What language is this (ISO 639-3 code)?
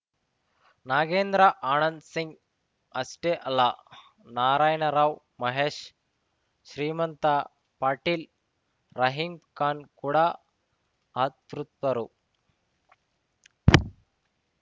kan